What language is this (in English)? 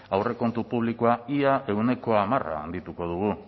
Basque